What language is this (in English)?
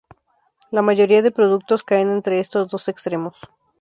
Spanish